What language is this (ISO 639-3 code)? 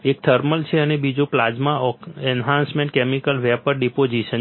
guj